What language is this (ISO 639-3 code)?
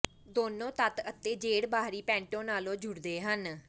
pan